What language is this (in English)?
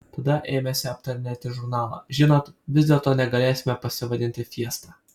Lithuanian